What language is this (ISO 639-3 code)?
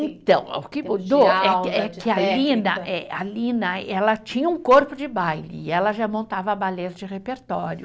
por